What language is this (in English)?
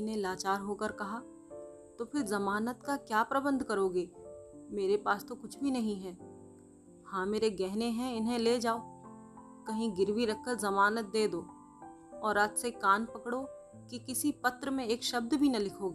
Hindi